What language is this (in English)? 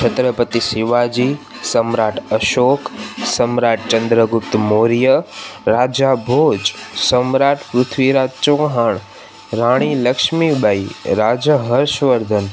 Sindhi